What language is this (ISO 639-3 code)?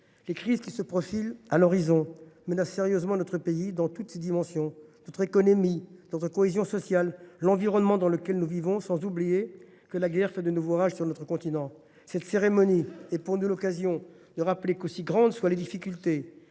fra